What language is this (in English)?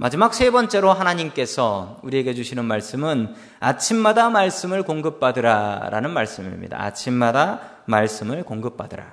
Korean